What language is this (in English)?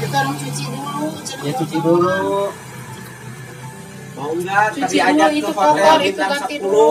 Indonesian